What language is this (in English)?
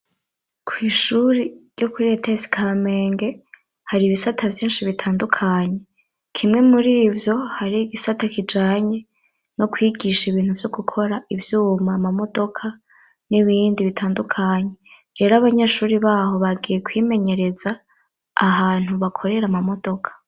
Rundi